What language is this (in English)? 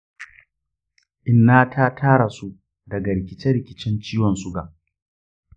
Hausa